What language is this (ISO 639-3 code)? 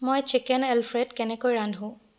asm